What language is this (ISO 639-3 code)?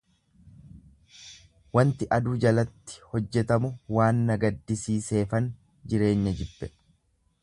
orm